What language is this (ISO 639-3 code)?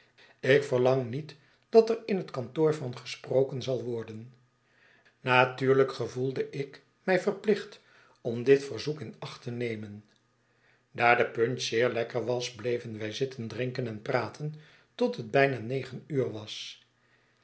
nld